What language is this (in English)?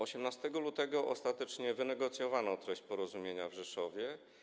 Polish